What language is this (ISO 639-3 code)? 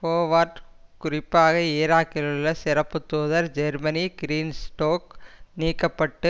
tam